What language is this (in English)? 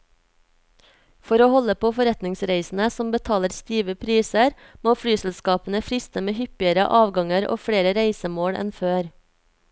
Norwegian